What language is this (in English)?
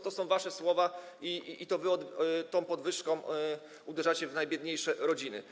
Polish